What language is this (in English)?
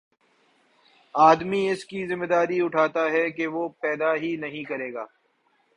Urdu